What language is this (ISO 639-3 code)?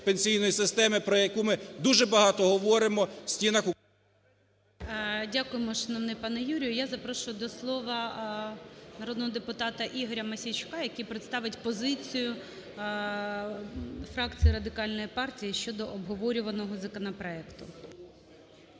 ukr